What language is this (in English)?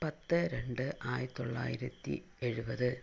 Malayalam